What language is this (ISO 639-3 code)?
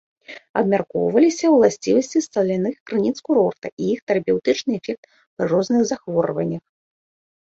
bel